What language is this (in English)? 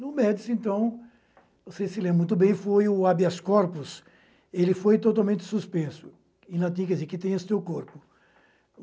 Portuguese